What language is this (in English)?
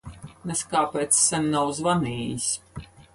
Latvian